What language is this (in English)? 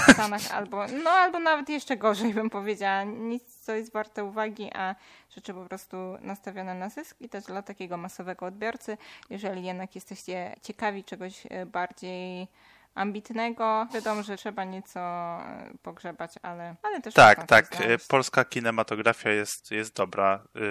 Polish